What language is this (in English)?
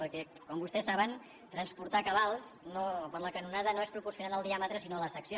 Catalan